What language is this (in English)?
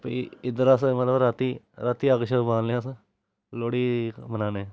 Dogri